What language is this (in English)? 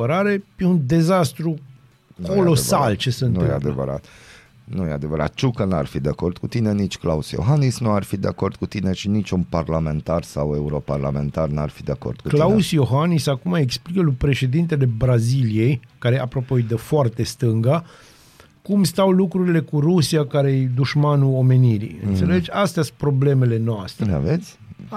Romanian